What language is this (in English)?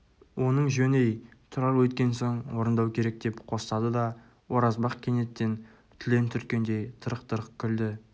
Kazakh